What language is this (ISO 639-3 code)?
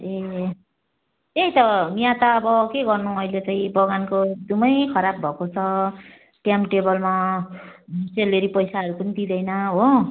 nep